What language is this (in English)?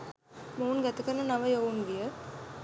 Sinhala